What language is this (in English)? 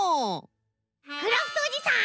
Japanese